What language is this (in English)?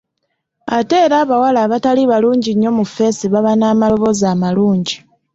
Ganda